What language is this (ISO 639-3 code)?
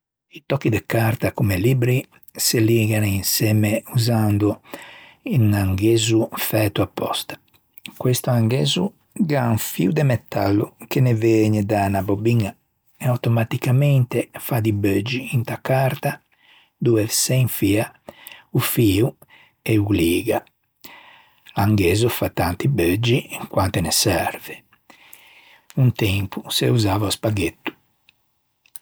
lij